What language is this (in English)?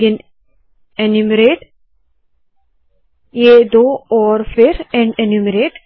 Hindi